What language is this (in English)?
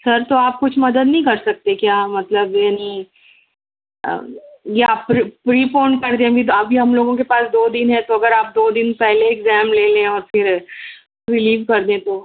Urdu